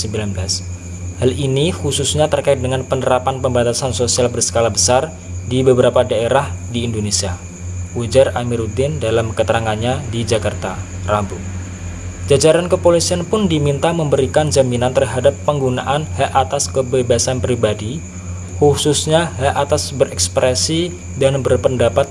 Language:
Indonesian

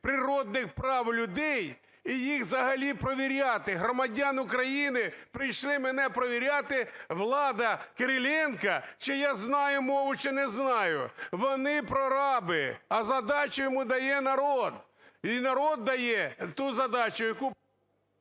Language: Ukrainian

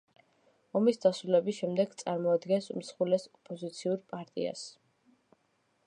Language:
Georgian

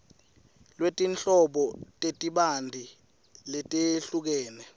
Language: Swati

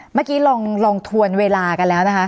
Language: Thai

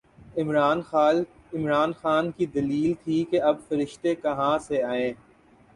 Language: Urdu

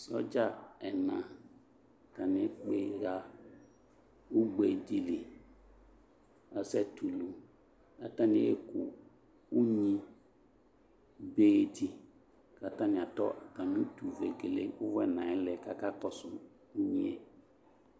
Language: Ikposo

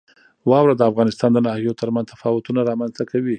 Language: Pashto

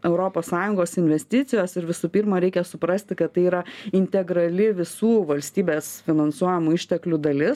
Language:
Lithuanian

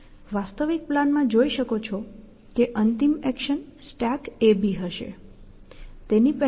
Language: Gujarati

